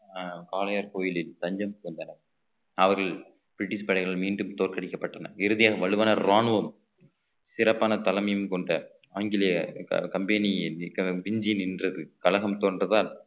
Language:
Tamil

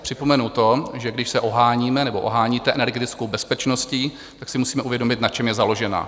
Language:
Czech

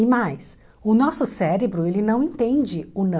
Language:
Portuguese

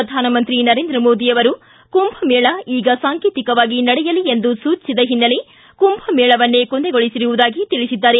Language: Kannada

